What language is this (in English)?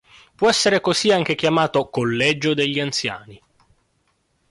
Italian